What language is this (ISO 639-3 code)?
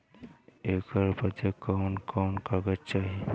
bho